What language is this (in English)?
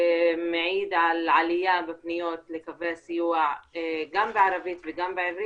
Hebrew